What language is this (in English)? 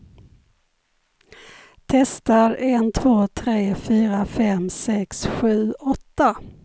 Swedish